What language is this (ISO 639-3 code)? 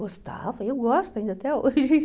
por